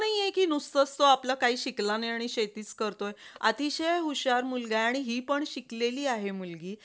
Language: Marathi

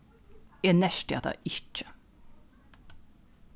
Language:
Faroese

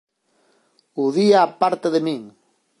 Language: Galician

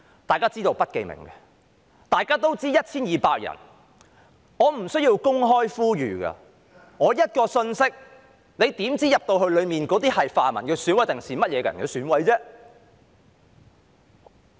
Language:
Cantonese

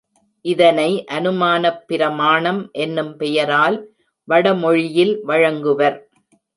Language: Tamil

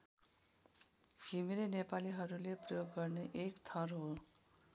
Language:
Nepali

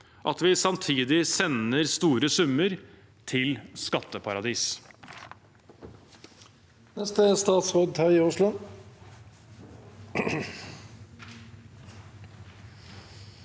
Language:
Norwegian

